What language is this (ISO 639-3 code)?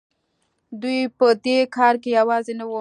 pus